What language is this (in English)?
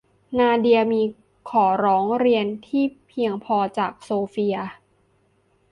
Thai